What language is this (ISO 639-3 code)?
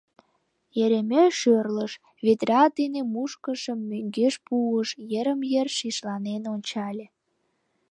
chm